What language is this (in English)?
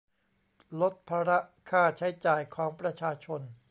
Thai